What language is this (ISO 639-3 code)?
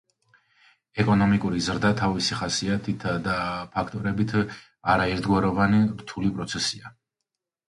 kat